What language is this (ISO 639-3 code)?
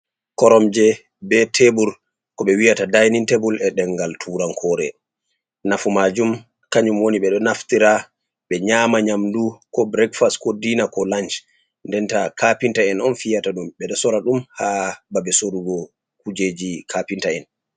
ful